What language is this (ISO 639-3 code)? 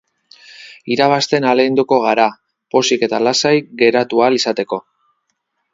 eus